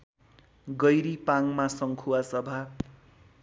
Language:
Nepali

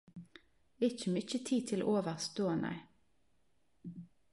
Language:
Norwegian Nynorsk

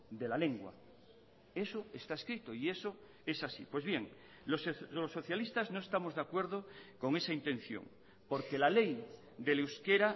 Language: Spanish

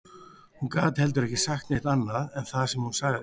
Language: Icelandic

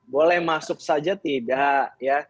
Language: Indonesian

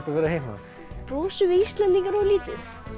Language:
Icelandic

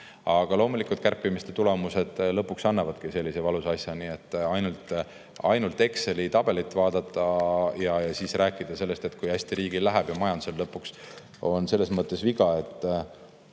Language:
Estonian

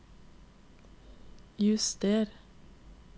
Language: Norwegian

